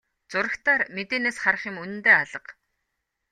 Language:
Mongolian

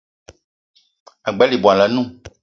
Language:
Eton (Cameroon)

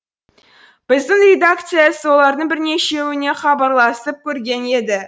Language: Kazakh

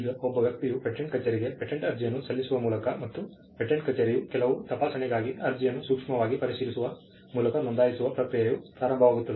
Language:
Kannada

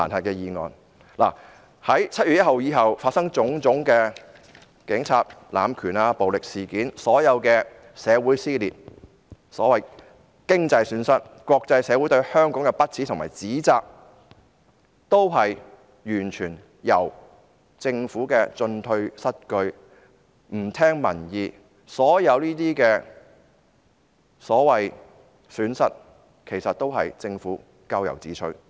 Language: Cantonese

